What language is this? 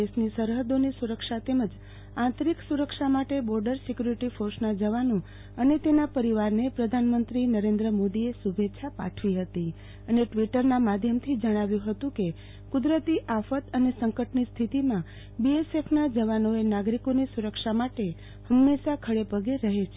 Gujarati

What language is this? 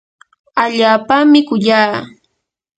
Yanahuanca Pasco Quechua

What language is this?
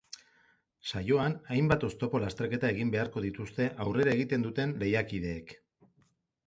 Basque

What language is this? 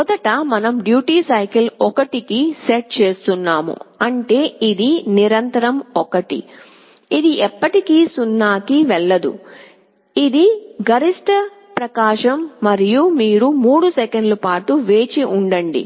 Telugu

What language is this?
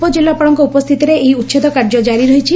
Odia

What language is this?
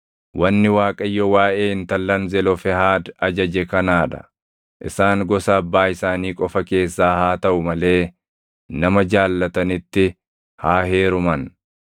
Oromo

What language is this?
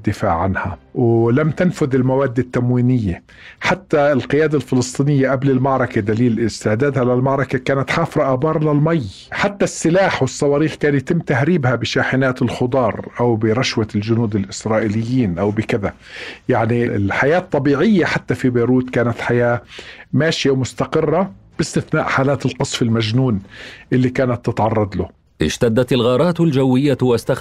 Arabic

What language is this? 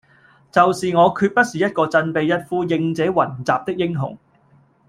Cantonese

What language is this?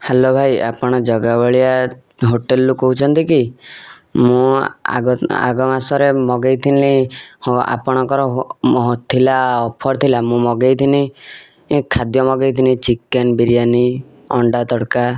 Odia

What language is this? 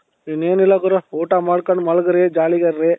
Kannada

